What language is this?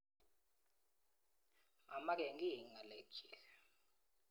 Kalenjin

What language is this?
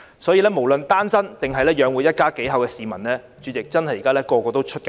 Cantonese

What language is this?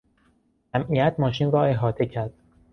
Persian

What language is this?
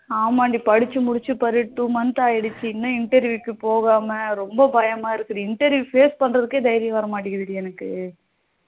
Tamil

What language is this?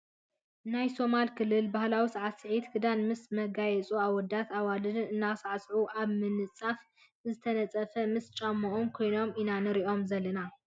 Tigrinya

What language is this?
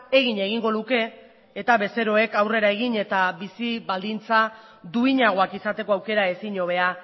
Basque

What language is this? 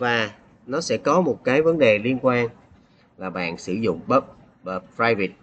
Vietnamese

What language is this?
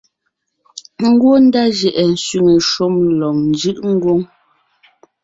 Ngiemboon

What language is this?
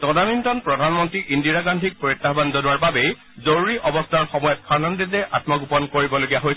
Assamese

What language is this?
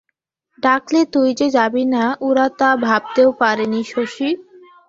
Bangla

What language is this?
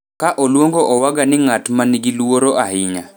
Luo (Kenya and Tanzania)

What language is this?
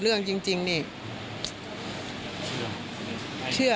Thai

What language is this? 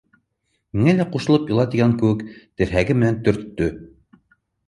Bashkir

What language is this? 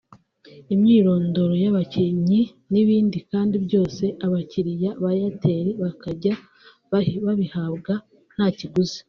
Kinyarwanda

